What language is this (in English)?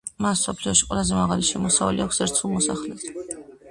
Georgian